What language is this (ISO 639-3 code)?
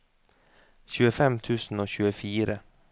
nor